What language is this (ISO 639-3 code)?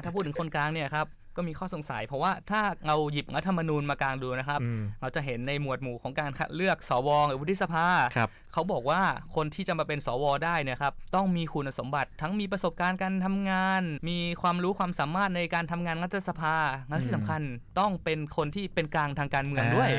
tha